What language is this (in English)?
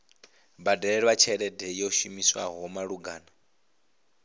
Venda